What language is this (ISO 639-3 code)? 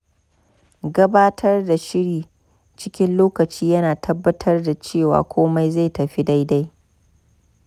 hau